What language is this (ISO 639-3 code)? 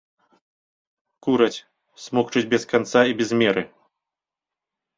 bel